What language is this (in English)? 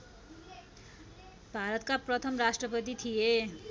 Nepali